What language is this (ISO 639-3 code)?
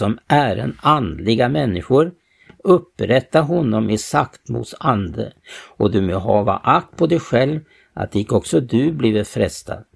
swe